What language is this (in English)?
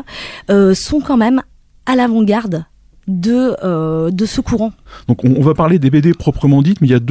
French